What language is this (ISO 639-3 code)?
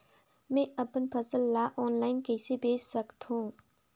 hne